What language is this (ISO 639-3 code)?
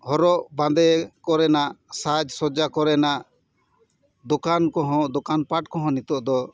sat